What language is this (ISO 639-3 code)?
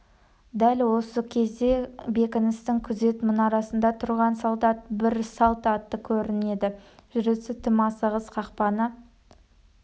kaz